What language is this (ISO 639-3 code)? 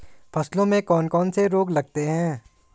hin